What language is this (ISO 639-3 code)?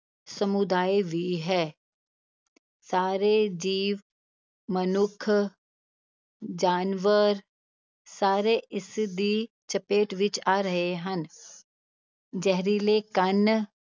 pan